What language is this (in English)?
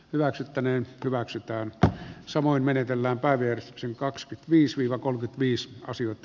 Finnish